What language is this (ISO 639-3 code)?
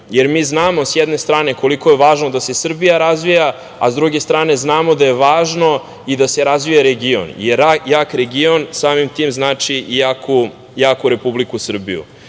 srp